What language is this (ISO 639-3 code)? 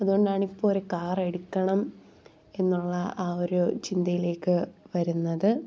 mal